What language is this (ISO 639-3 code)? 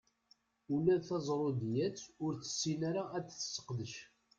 kab